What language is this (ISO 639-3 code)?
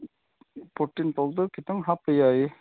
mni